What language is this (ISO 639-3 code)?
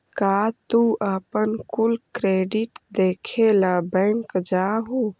mag